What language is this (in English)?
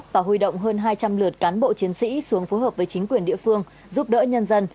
Vietnamese